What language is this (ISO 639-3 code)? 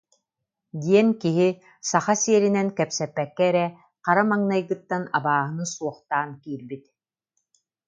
sah